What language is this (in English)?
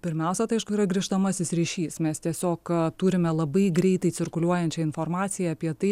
Lithuanian